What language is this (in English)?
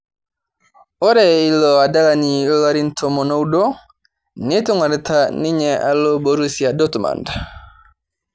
Masai